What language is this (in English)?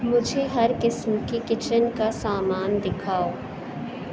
Urdu